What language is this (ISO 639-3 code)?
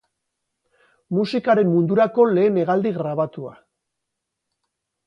eus